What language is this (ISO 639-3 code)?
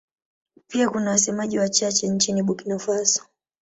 swa